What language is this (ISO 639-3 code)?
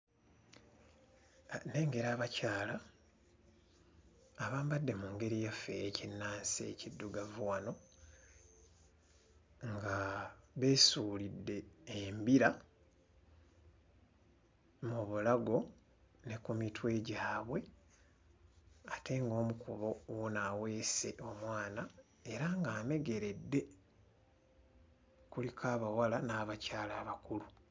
lug